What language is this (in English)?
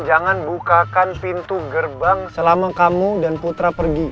Indonesian